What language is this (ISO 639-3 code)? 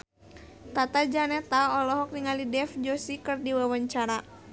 sun